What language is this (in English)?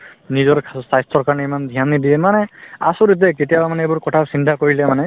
Assamese